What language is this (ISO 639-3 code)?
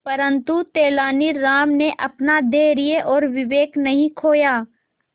hin